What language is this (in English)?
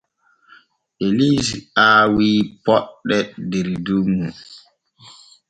Borgu Fulfulde